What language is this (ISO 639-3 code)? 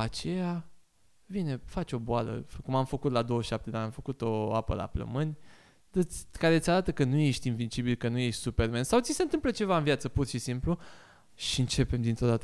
ron